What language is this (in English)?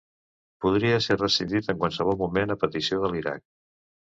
Catalan